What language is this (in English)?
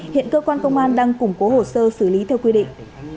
Vietnamese